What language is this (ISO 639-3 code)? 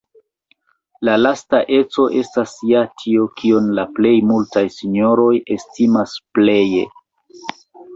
epo